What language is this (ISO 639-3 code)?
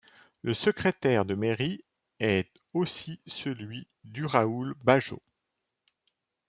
fra